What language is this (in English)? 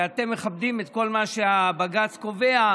Hebrew